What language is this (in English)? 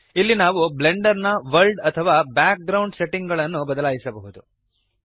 Kannada